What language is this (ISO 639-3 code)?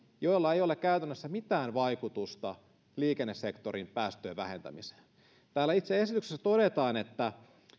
fin